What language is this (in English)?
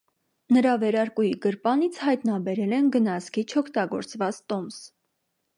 Armenian